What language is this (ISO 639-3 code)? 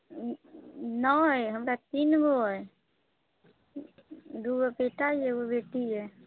mai